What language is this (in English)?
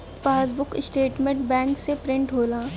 Bhojpuri